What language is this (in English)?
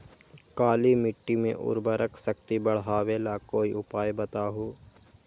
Magahi